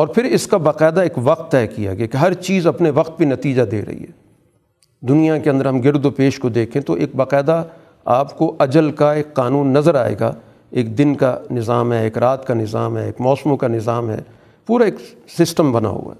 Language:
Urdu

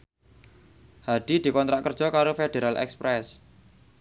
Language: Javanese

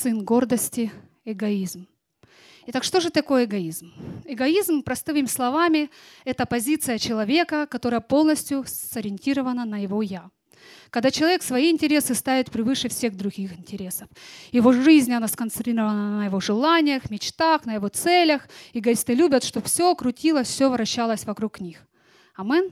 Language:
Russian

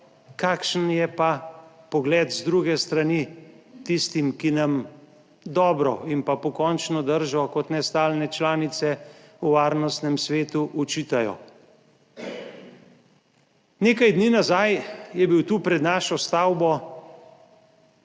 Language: Slovenian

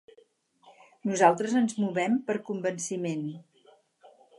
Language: Catalan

